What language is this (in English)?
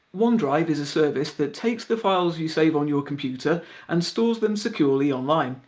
English